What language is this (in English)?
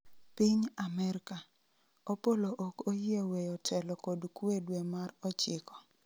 Luo (Kenya and Tanzania)